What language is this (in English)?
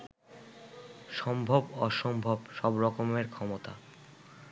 Bangla